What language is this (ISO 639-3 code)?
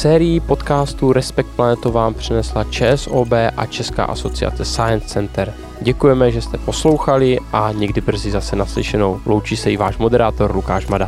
ces